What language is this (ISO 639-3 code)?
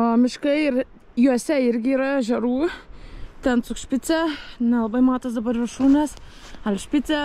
lit